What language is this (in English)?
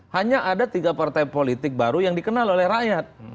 Indonesian